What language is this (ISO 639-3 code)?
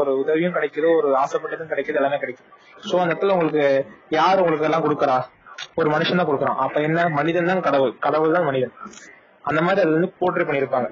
tam